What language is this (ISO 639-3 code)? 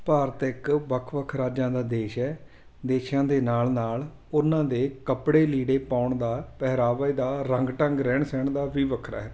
pan